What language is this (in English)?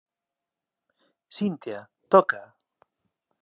Galician